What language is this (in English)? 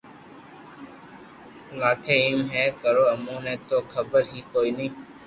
Loarki